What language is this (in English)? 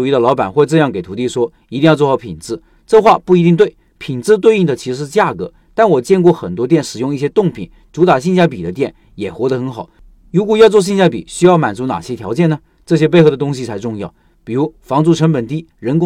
Chinese